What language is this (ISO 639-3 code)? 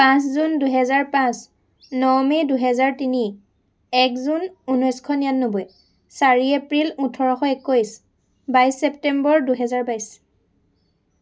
asm